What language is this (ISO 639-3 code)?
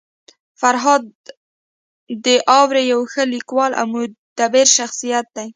pus